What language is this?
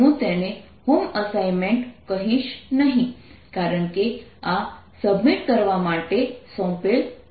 Gujarati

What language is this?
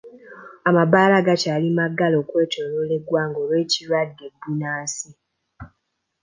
Ganda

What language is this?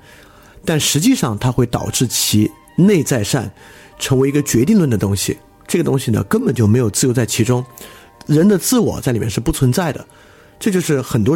Chinese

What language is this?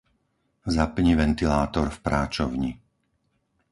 Slovak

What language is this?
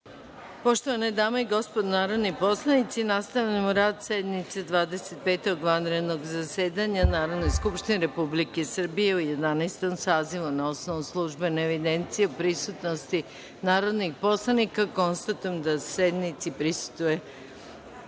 Serbian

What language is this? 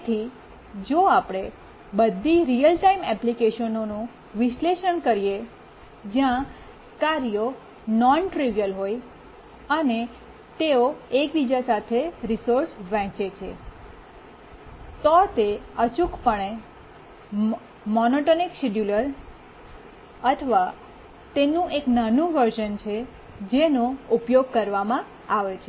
Gujarati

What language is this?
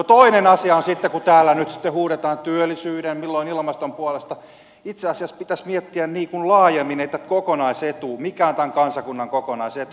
Finnish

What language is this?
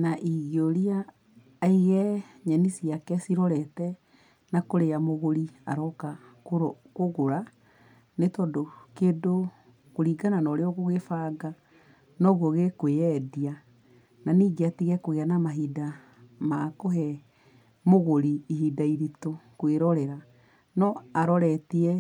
Kikuyu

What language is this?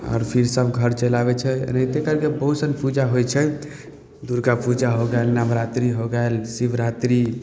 Maithili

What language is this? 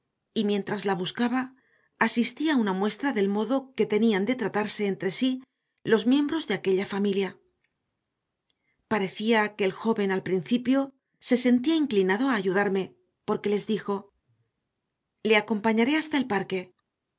Spanish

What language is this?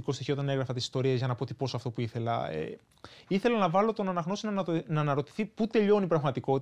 Greek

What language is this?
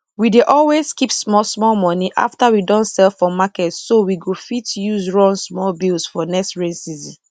Nigerian Pidgin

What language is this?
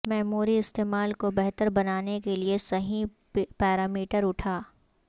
Urdu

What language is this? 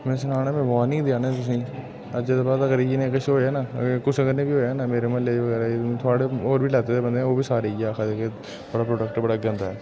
Dogri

